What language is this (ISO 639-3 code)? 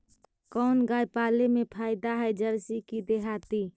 mag